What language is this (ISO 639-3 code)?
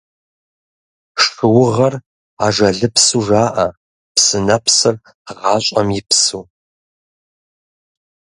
kbd